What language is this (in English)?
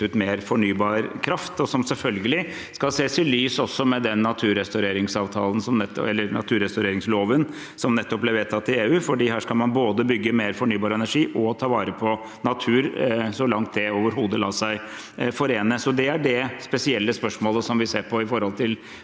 Norwegian